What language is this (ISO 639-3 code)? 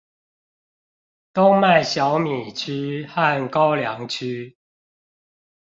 zho